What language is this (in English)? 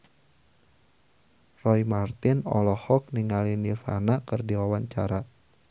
Sundanese